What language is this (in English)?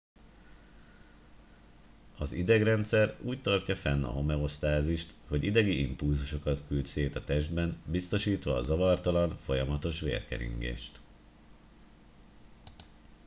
Hungarian